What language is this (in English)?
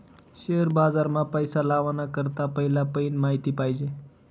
Marathi